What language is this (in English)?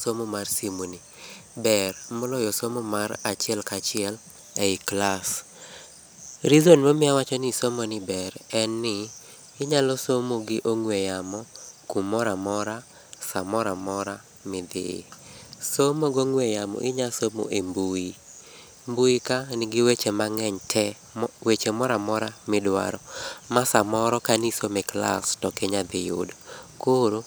Luo (Kenya and Tanzania)